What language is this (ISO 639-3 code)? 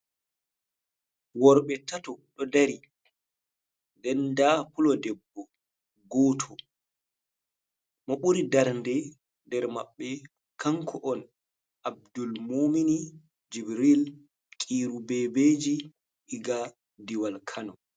ful